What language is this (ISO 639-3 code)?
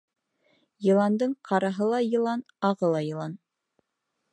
bak